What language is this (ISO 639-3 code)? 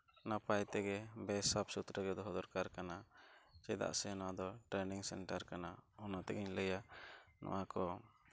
sat